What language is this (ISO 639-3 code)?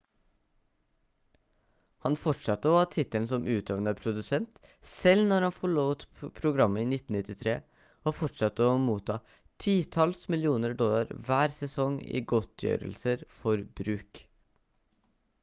nob